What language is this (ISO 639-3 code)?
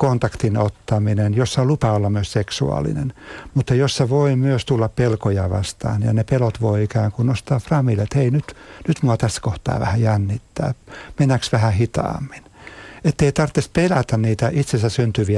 fin